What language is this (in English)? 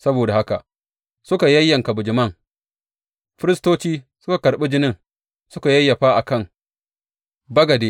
Hausa